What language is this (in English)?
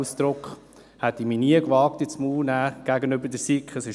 Swiss German